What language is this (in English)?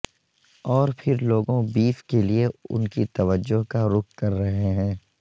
Urdu